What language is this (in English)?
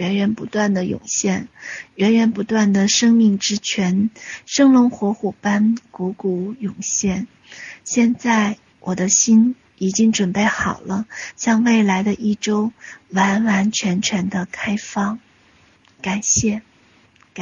Chinese